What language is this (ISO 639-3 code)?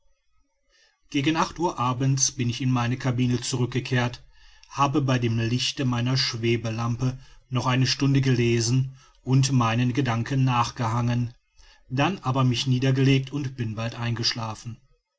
deu